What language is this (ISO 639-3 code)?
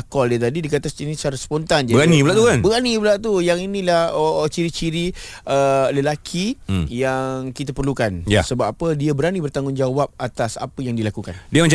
msa